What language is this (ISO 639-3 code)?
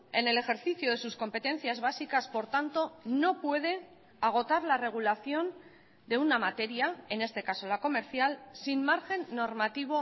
spa